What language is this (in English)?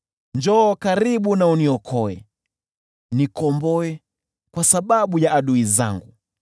Swahili